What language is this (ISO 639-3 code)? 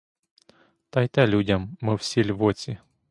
ukr